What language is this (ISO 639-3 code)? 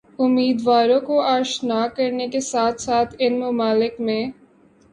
urd